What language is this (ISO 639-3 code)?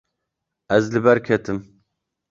kur